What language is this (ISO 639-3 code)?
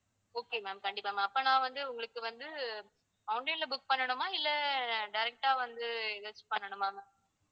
tam